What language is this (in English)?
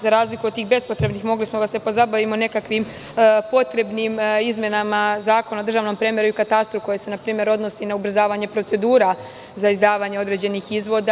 Serbian